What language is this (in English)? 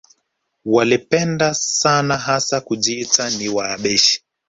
Swahili